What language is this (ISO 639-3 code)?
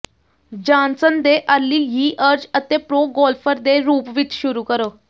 pan